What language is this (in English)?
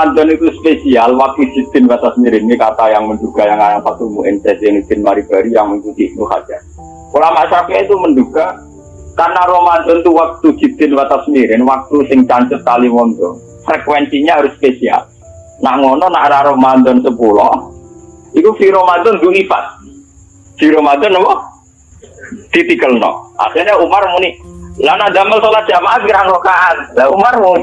Indonesian